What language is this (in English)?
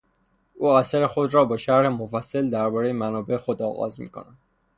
Persian